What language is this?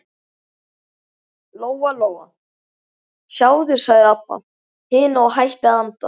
Icelandic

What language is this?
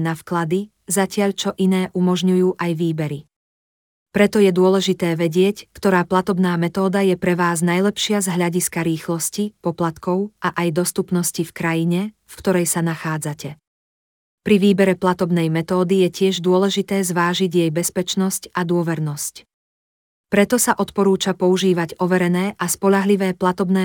Slovak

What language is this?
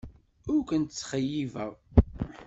Kabyle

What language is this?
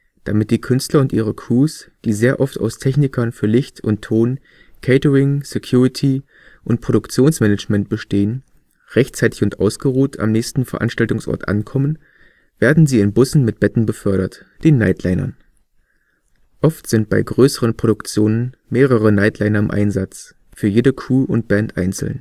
German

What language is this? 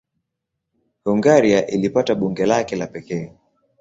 Swahili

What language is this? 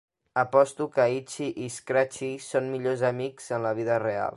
Catalan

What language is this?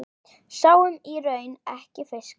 Icelandic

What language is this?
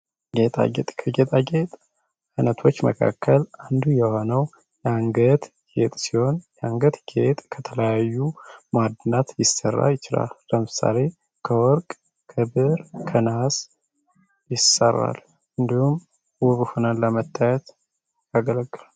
Amharic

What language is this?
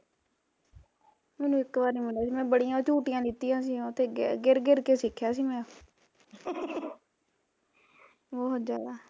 Punjabi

